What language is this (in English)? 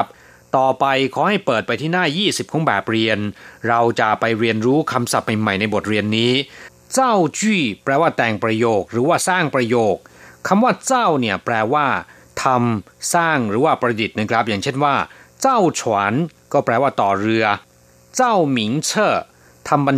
Thai